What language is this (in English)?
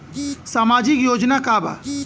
Bhojpuri